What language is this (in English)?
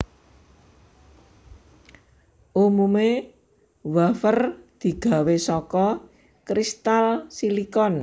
Javanese